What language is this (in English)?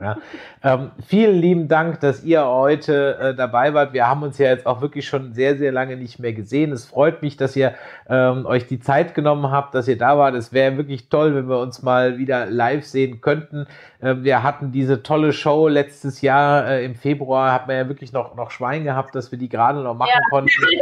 German